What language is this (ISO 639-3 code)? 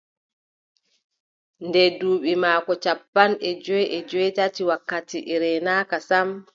fub